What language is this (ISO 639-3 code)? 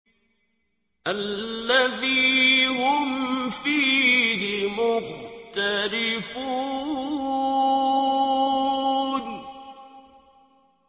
ara